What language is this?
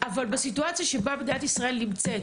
Hebrew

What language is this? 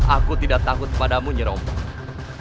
Indonesian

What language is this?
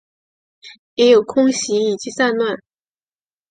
Chinese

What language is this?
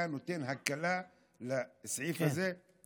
Hebrew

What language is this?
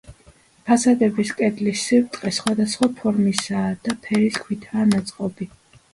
Georgian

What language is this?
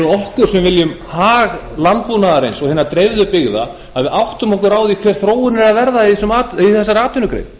Icelandic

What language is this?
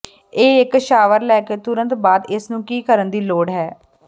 Punjabi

